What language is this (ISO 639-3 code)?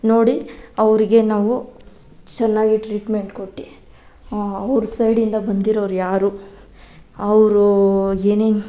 kan